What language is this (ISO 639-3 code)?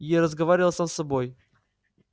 rus